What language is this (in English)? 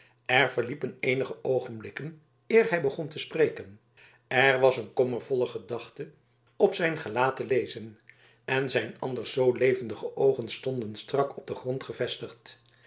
Dutch